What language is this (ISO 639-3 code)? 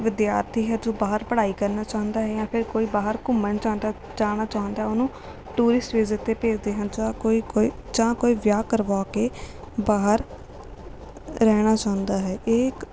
pan